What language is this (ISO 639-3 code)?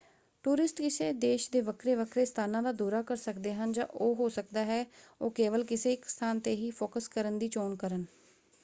pan